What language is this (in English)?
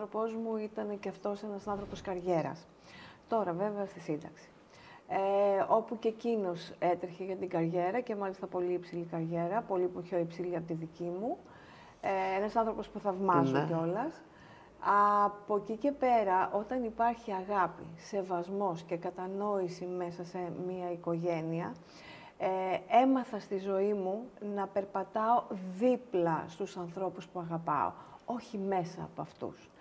Greek